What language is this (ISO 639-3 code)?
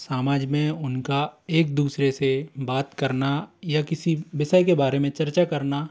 hin